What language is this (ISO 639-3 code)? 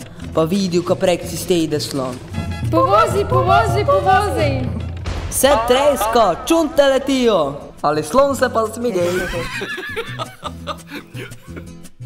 nld